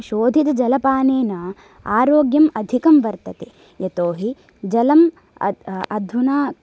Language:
Sanskrit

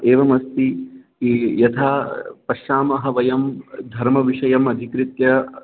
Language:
Sanskrit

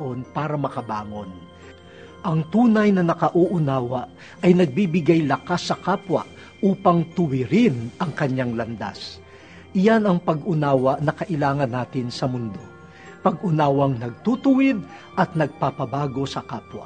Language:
Filipino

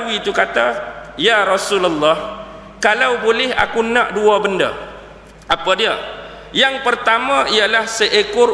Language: Malay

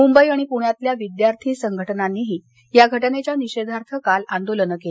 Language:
Marathi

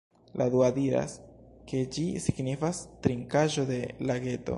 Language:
Esperanto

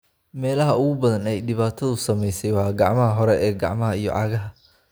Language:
Somali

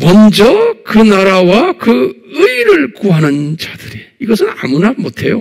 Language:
Korean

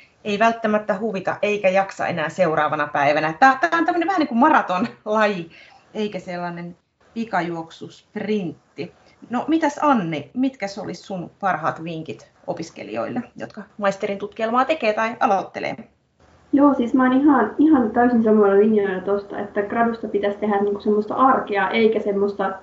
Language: Finnish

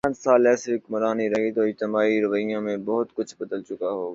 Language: Urdu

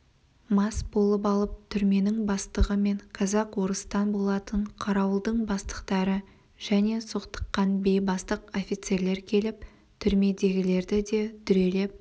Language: Kazakh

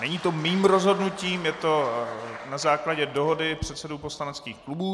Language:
Czech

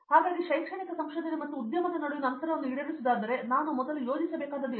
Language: Kannada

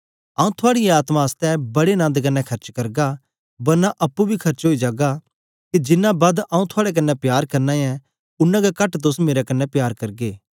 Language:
Dogri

